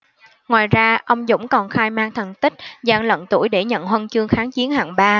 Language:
Vietnamese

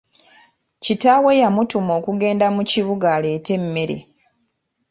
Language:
Ganda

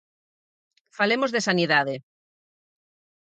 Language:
Galician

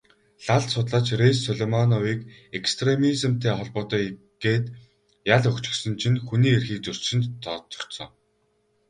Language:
Mongolian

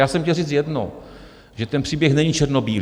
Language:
Czech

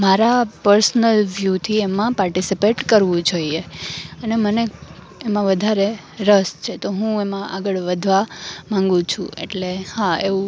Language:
Gujarati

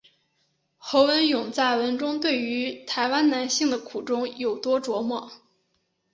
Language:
Chinese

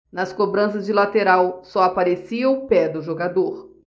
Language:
Portuguese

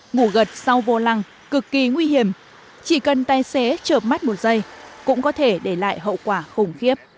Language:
Vietnamese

